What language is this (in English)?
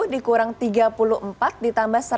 Indonesian